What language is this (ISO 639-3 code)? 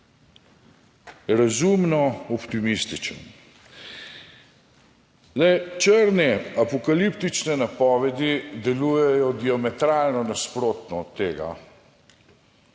slv